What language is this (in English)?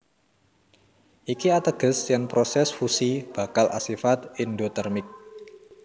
Javanese